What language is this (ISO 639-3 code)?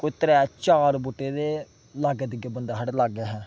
doi